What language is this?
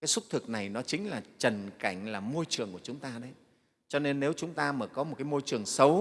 Vietnamese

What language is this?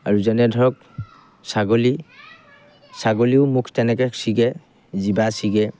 Assamese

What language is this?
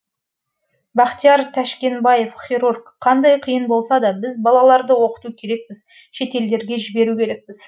Kazakh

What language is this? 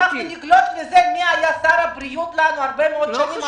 Hebrew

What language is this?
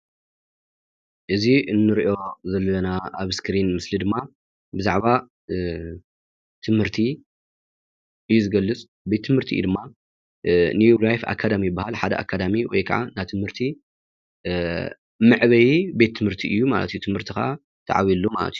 Tigrinya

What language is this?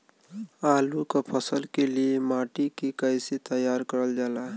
Bhojpuri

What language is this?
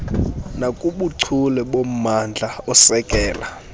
Xhosa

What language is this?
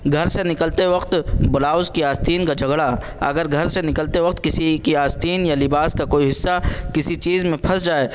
Urdu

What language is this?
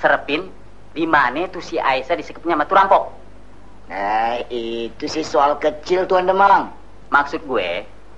Indonesian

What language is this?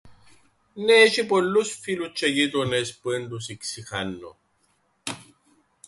Greek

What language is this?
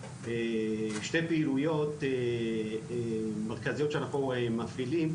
Hebrew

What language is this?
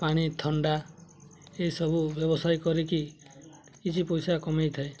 Odia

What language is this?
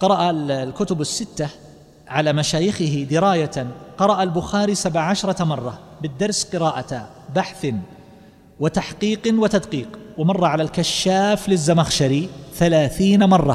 Arabic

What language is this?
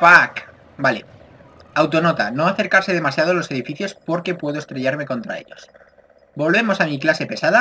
Spanish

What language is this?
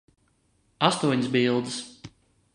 Latvian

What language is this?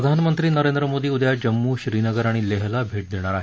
Marathi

